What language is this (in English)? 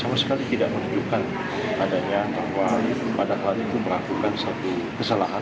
Indonesian